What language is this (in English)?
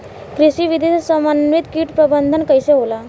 Bhojpuri